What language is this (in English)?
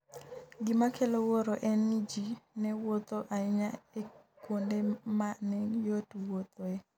Luo (Kenya and Tanzania)